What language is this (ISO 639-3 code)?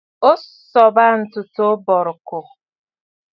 bfd